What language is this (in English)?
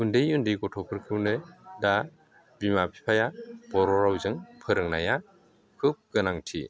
Bodo